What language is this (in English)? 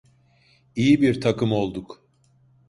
Turkish